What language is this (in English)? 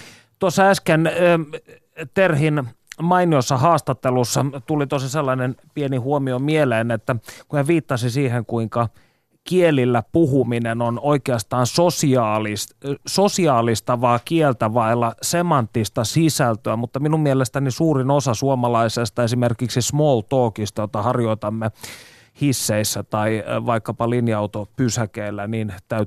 Finnish